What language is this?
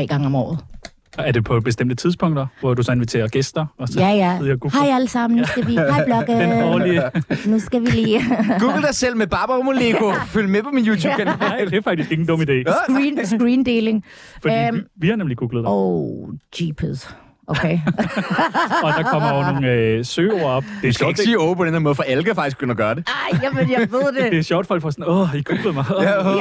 Danish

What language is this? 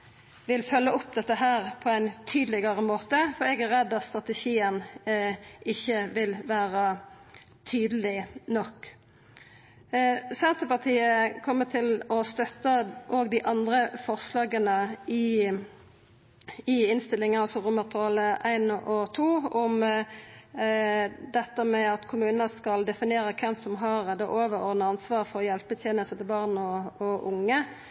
Norwegian Nynorsk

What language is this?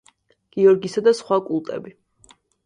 Georgian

